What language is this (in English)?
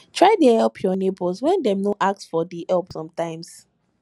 Nigerian Pidgin